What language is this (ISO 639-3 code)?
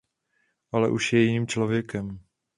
ces